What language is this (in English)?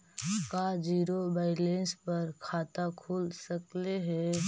Magahi